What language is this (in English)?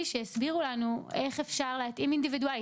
Hebrew